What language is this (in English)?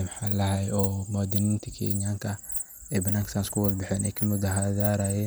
Somali